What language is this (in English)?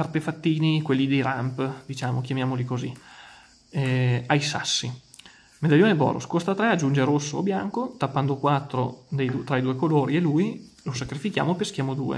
Italian